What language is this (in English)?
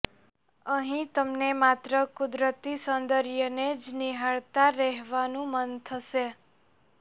Gujarati